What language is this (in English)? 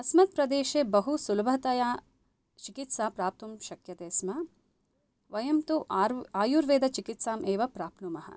Sanskrit